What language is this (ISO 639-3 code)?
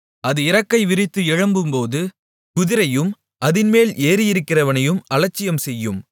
tam